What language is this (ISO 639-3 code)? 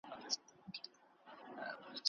pus